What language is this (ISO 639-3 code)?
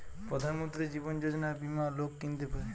ben